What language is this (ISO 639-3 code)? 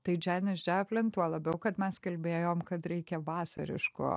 lit